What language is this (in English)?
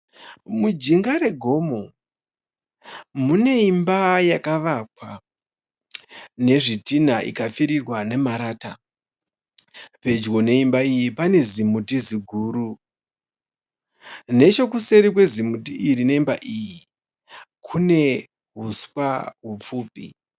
Shona